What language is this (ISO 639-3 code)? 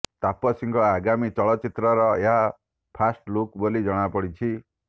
ori